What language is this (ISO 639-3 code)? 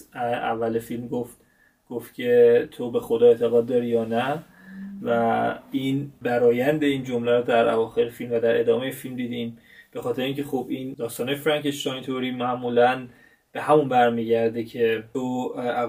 fas